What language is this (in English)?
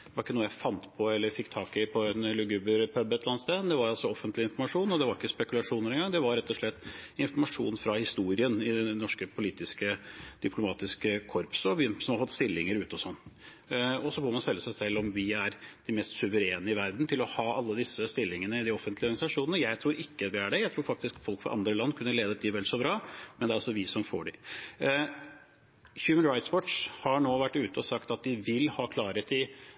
Norwegian Bokmål